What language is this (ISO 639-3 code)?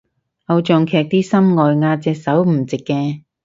yue